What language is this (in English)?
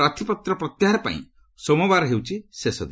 Odia